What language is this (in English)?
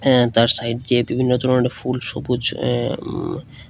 Bangla